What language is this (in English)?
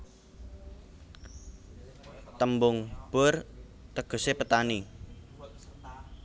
Javanese